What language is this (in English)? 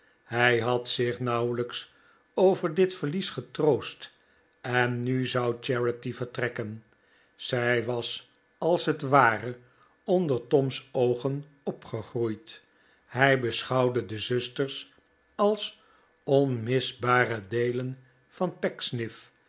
Dutch